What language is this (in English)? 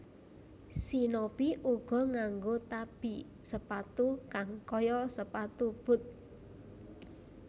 Javanese